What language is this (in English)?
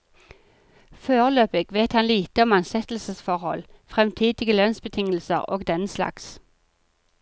Norwegian